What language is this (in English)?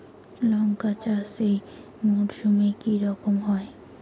Bangla